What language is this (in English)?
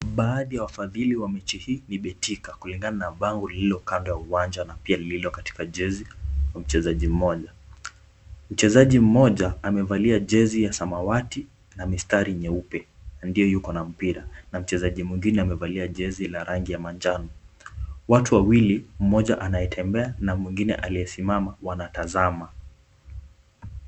Swahili